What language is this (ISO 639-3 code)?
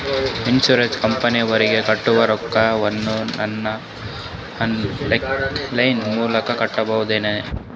kan